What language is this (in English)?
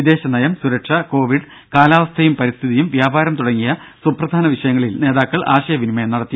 Malayalam